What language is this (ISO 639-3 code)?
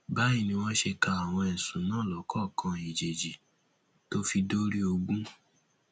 yor